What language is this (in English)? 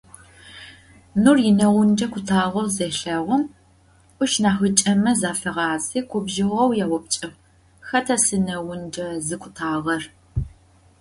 Adyghe